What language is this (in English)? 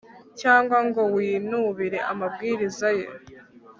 Kinyarwanda